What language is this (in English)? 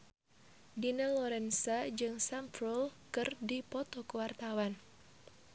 Sundanese